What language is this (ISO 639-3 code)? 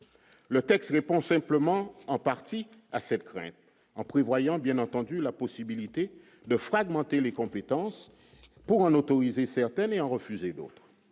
fra